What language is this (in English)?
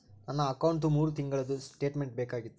Kannada